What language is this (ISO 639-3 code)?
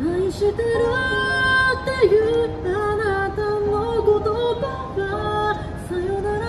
jpn